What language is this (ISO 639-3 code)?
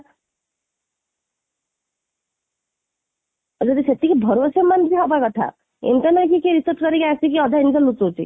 ori